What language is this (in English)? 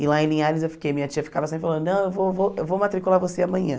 Portuguese